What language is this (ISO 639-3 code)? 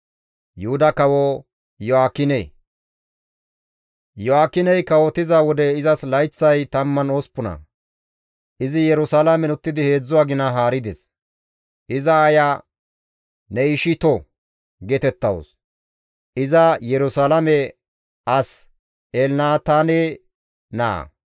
gmv